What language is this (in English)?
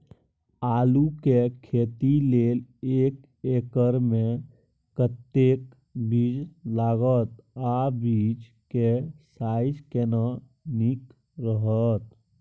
Maithili